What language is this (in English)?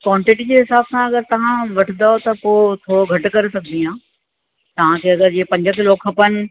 Sindhi